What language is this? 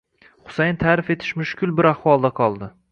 Uzbek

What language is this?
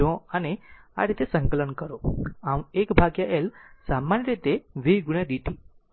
Gujarati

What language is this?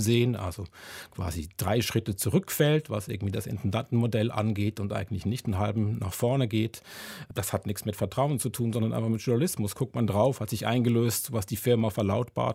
German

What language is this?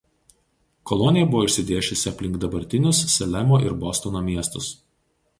Lithuanian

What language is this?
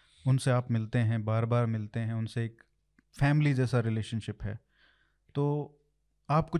Hindi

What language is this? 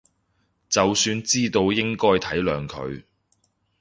Cantonese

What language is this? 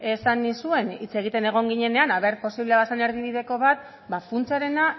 Basque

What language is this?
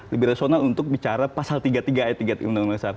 Indonesian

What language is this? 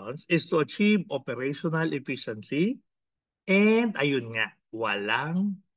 Filipino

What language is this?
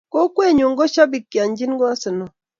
Kalenjin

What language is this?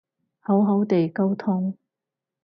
Cantonese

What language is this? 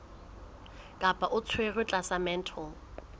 Southern Sotho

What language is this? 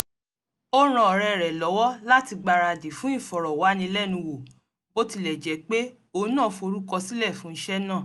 Yoruba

